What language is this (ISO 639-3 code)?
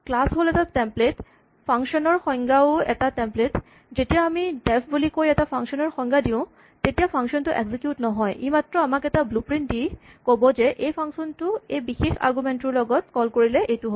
asm